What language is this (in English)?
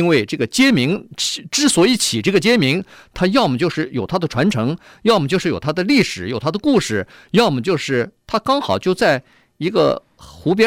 Chinese